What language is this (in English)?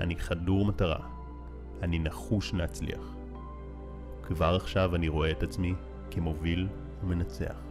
Hebrew